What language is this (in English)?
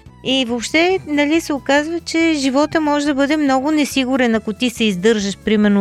Bulgarian